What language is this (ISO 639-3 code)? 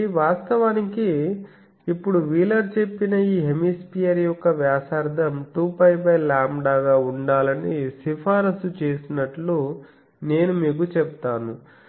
tel